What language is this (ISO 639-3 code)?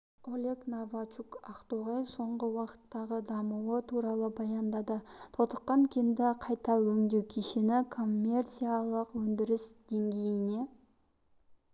kaz